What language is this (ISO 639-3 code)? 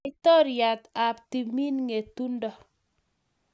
kln